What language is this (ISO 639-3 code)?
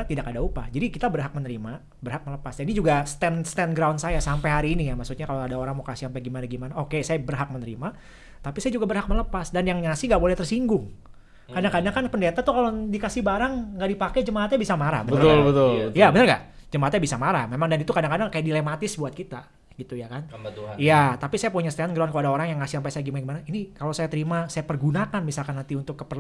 ind